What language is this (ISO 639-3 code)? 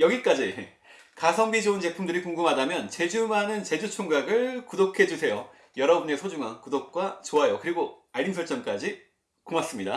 kor